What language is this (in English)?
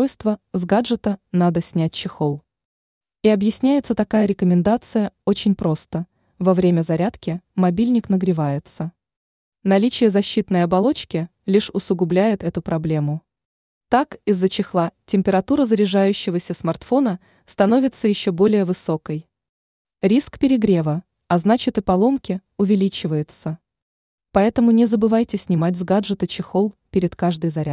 Russian